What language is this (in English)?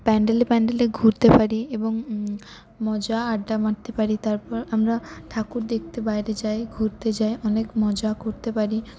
Bangla